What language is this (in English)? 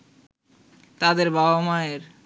Bangla